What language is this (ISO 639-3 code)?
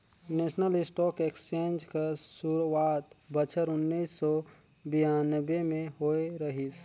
hne